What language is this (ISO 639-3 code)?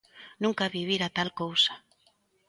glg